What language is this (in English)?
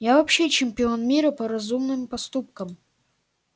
Russian